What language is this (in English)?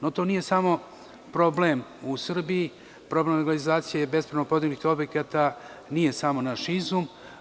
Serbian